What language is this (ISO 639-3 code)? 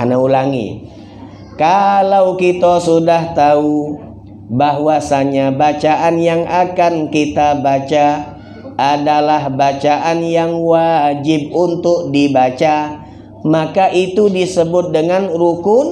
ind